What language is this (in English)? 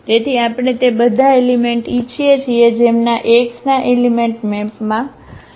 Gujarati